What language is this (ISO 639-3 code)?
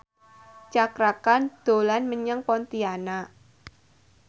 jav